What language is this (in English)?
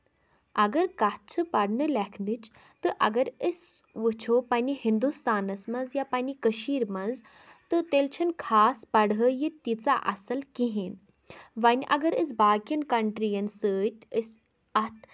Kashmiri